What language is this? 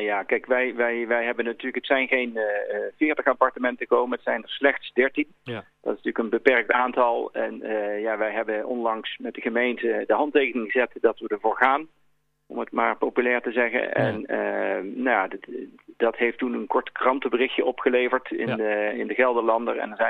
Dutch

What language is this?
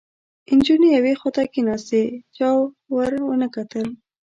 Pashto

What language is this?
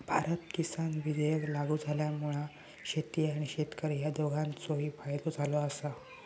Marathi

